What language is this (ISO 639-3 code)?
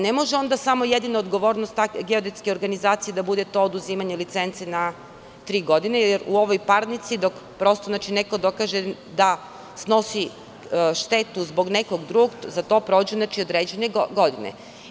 srp